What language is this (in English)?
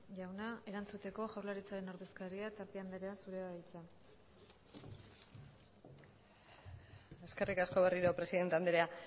Basque